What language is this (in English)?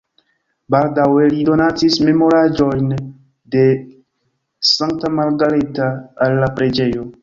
Esperanto